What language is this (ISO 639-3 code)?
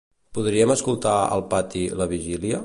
cat